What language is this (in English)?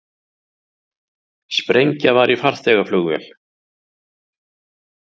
Icelandic